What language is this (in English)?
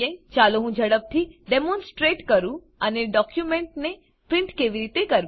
Gujarati